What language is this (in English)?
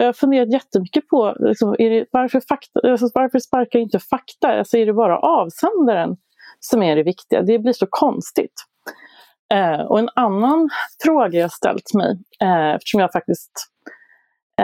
Swedish